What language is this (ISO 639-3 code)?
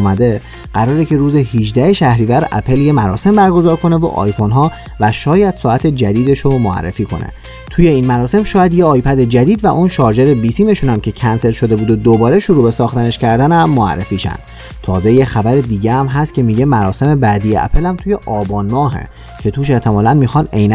fas